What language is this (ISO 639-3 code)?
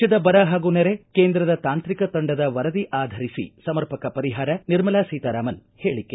kan